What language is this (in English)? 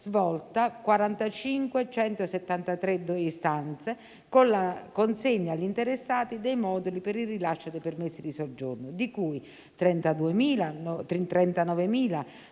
Italian